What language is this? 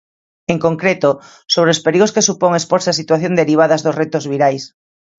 Galician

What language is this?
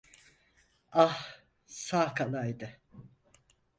Turkish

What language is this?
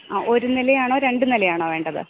Malayalam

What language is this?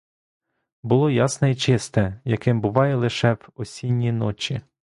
Ukrainian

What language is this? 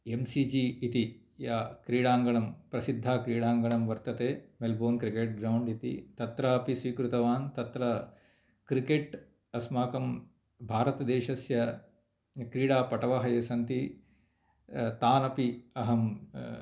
Sanskrit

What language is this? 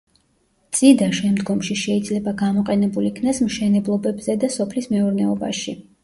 Georgian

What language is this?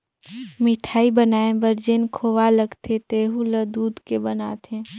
Chhattisgarhi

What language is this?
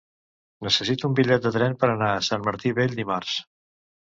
Catalan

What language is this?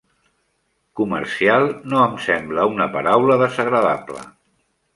Catalan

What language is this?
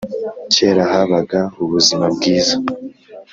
Kinyarwanda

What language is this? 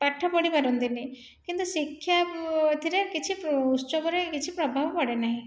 Odia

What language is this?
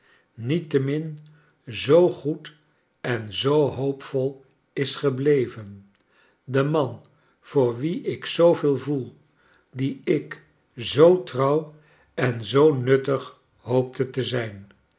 Dutch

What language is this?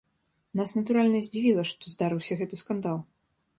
Belarusian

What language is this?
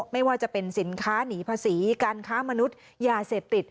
Thai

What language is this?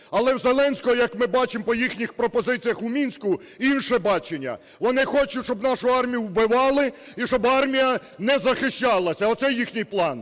Ukrainian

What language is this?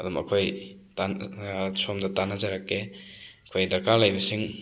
Manipuri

